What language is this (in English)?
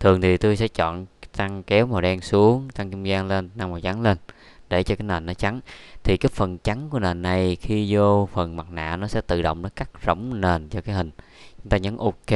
Vietnamese